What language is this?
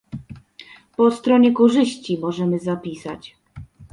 Polish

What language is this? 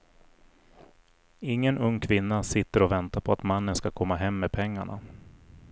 Swedish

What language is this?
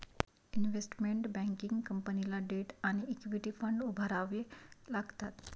Marathi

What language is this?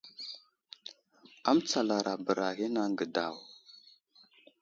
Wuzlam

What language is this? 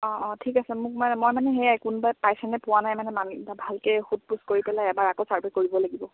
Assamese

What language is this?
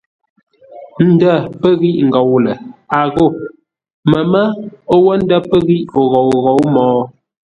Ngombale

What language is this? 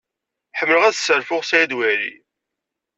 Kabyle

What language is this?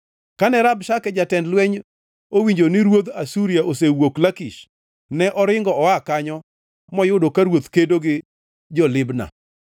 Luo (Kenya and Tanzania)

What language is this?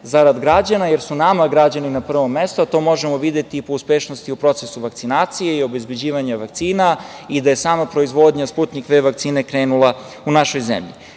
Serbian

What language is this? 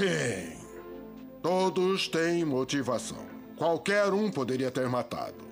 Portuguese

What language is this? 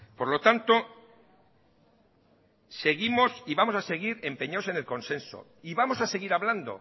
Spanish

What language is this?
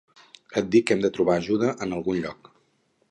Catalan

